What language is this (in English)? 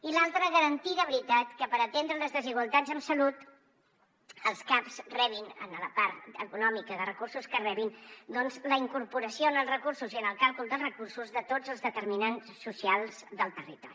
Catalan